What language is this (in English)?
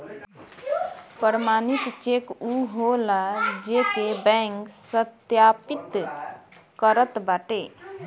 Bhojpuri